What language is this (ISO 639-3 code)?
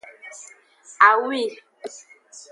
ajg